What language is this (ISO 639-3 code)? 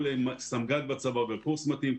heb